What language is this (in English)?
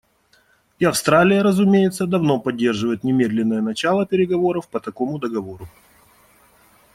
Russian